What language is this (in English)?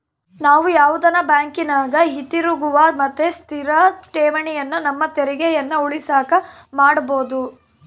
Kannada